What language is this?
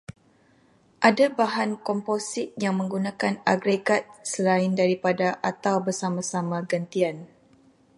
Malay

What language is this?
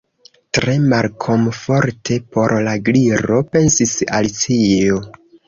Esperanto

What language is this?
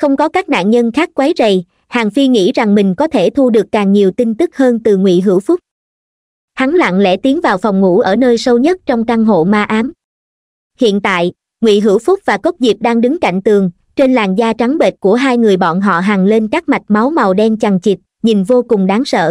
Vietnamese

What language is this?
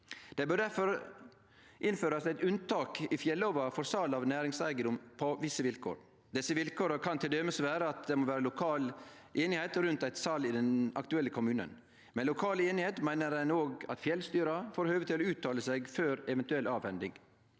Norwegian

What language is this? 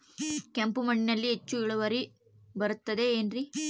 Kannada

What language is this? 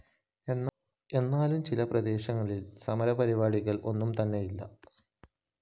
Malayalam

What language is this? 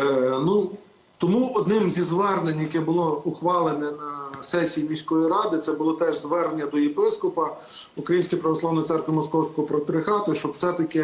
Ukrainian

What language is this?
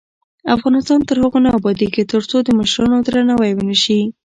Pashto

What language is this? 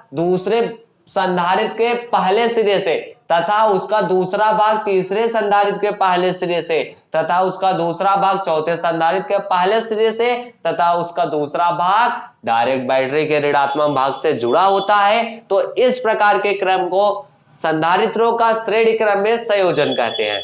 Hindi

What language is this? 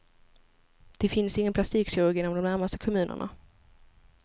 Swedish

